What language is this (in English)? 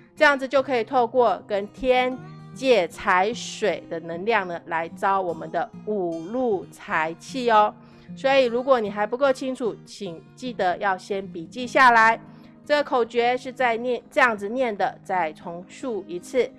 Chinese